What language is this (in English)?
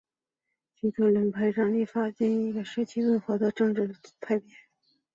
Chinese